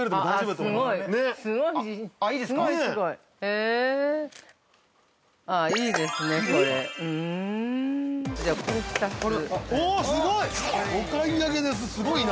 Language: Japanese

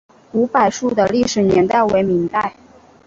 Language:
Chinese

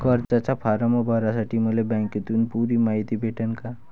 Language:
Marathi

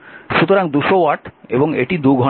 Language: Bangla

